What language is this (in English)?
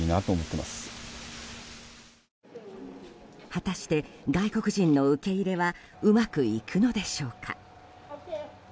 Japanese